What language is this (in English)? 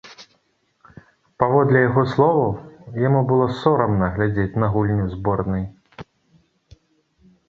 Belarusian